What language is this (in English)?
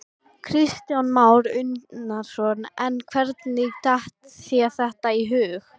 Icelandic